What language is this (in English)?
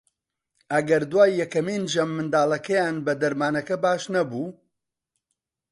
Central Kurdish